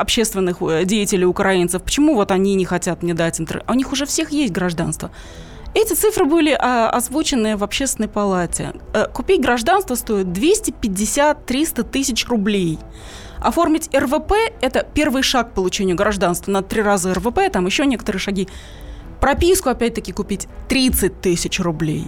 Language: Russian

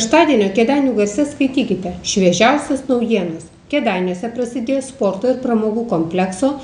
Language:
Lithuanian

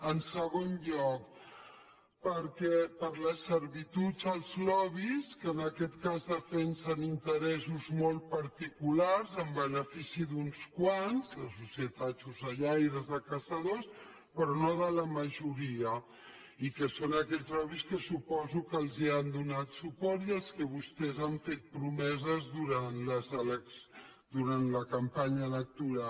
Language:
Catalan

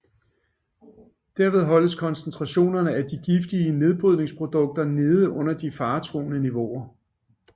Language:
Danish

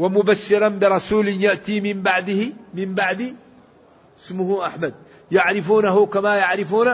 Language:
Arabic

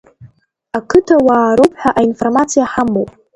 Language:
Abkhazian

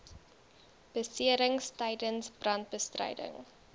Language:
Afrikaans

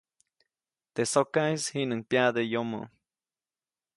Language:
Copainalá Zoque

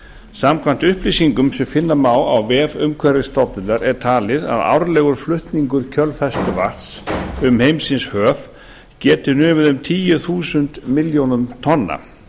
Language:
Icelandic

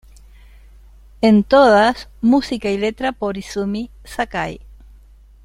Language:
Spanish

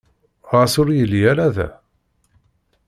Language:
Kabyle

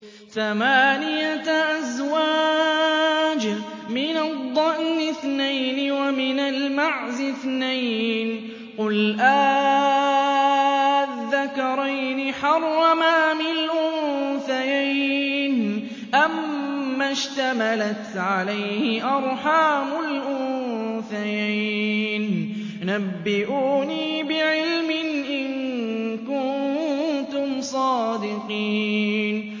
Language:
Arabic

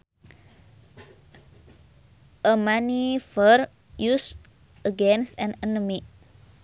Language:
Sundanese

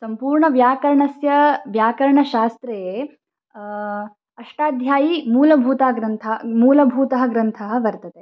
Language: Sanskrit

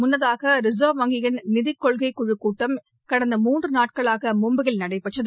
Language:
Tamil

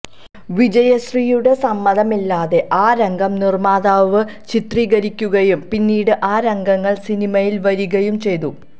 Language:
Malayalam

